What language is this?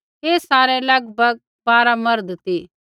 Kullu Pahari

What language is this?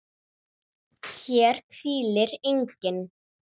Icelandic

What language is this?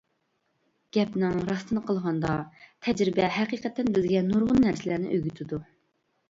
Uyghur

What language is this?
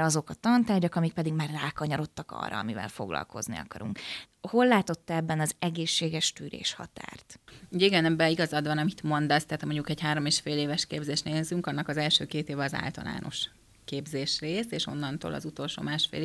Hungarian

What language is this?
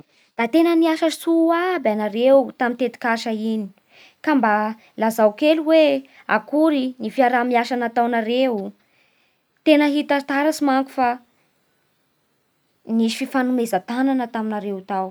Bara Malagasy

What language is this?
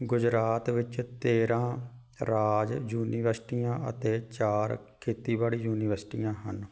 Punjabi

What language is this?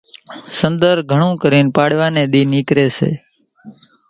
Kachi Koli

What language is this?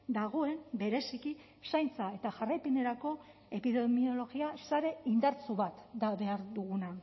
Basque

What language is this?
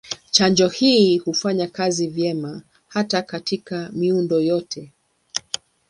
Swahili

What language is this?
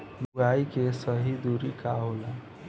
Bhojpuri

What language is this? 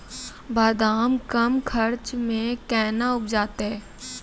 Maithili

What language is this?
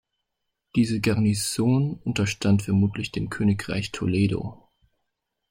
German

